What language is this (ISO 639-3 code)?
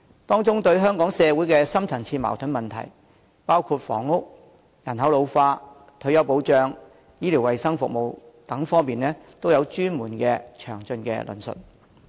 yue